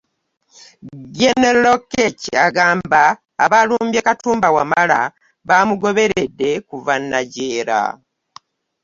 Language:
Ganda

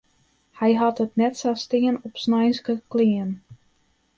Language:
Western Frisian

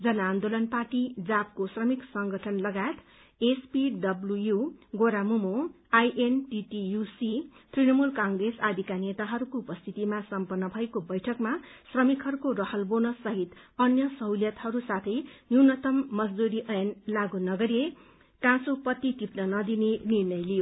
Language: Nepali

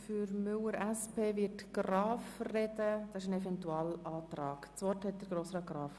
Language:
Swiss German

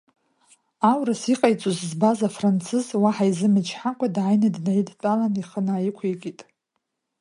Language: Abkhazian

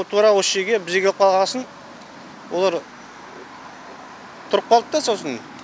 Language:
Kazakh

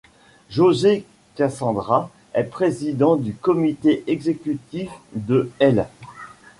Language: French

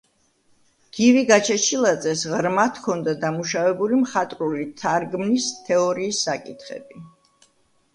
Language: Georgian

